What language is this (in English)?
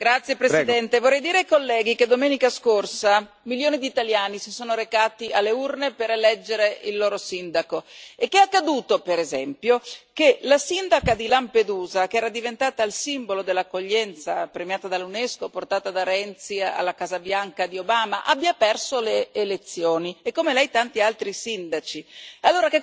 Italian